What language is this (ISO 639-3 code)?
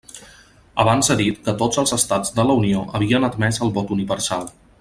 cat